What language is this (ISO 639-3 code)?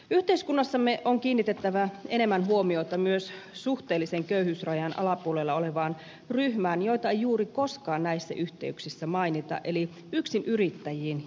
fin